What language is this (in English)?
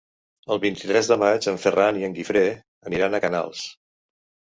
Catalan